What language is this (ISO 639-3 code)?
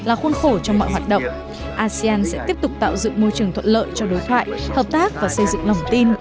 vie